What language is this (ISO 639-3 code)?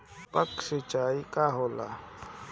bho